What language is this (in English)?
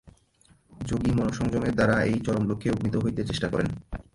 Bangla